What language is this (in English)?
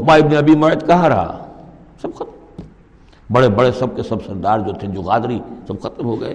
Urdu